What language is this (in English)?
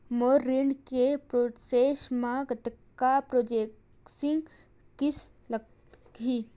Chhattisgarhi